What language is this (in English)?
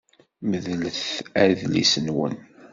Kabyle